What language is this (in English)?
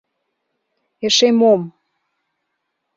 Mari